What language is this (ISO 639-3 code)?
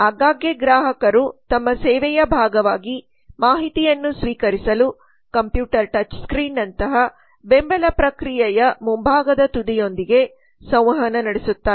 kan